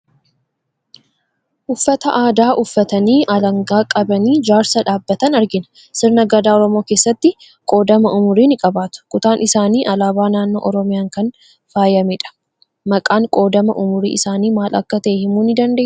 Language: Oromo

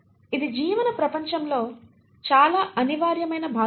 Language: Telugu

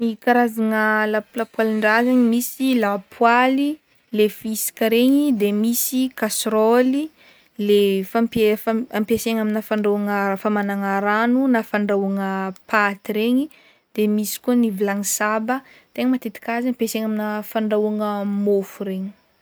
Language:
Northern Betsimisaraka Malagasy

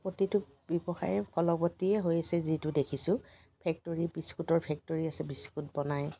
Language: Assamese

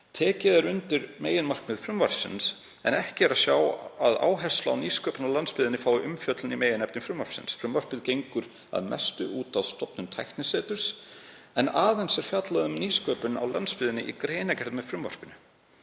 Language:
Icelandic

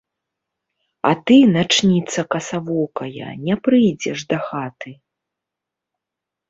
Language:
Belarusian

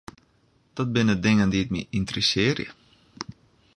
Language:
Western Frisian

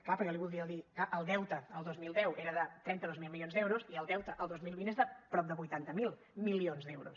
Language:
Catalan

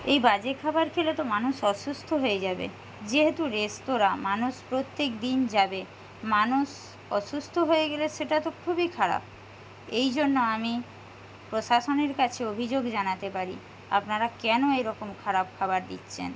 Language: Bangla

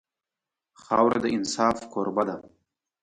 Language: Pashto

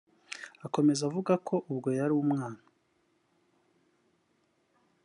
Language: Kinyarwanda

